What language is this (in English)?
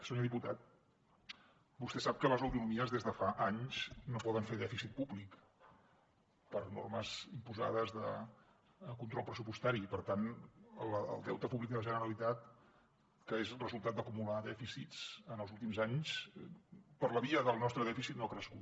Catalan